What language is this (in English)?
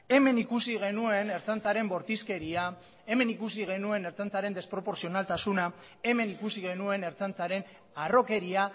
Basque